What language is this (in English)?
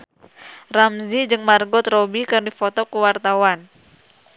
Sundanese